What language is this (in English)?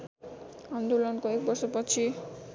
Nepali